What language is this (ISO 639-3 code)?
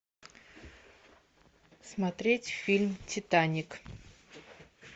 rus